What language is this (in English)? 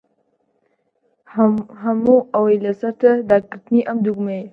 Central Kurdish